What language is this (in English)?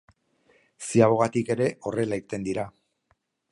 Basque